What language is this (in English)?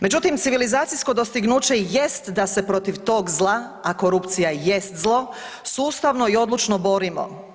Croatian